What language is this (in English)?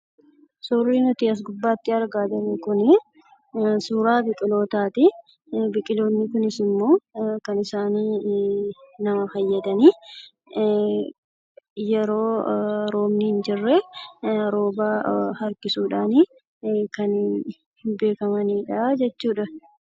Oromo